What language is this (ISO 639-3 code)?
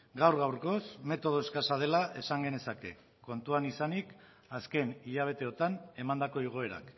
eus